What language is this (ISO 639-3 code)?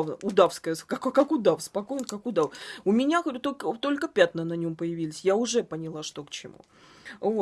rus